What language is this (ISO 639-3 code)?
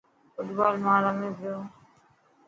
mki